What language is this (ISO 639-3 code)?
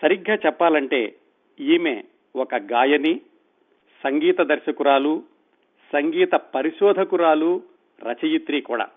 tel